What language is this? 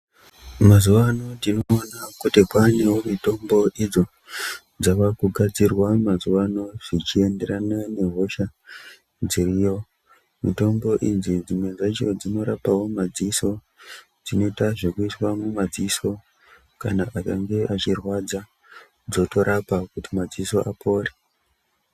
Ndau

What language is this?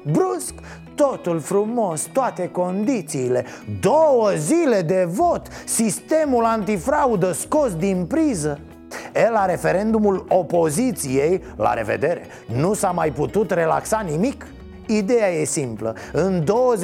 Romanian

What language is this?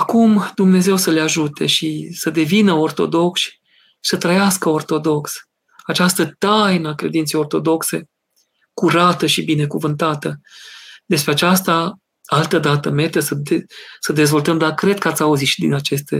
Romanian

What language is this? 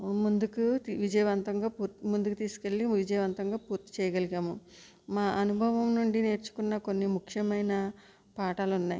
Telugu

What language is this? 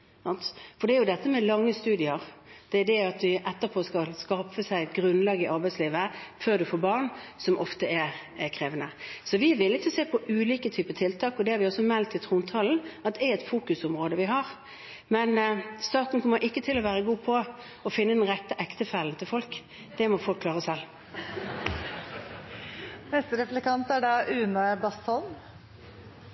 Norwegian Bokmål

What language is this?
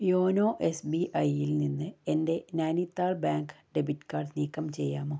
Malayalam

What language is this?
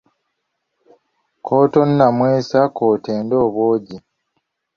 Ganda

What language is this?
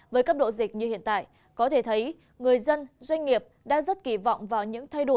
Vietnamese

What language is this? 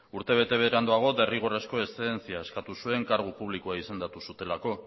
Basque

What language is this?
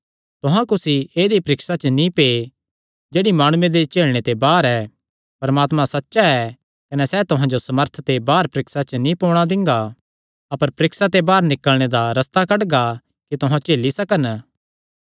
Kangri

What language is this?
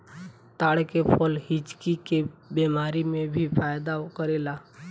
Bhojpuri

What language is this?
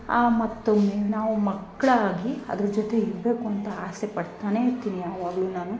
Kannada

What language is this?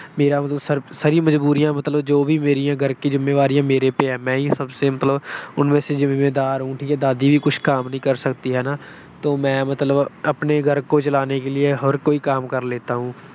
Punjabi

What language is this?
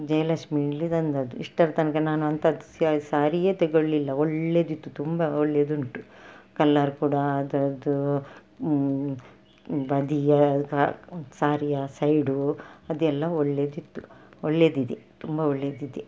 Kannada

